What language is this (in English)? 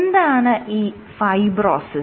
Malayalam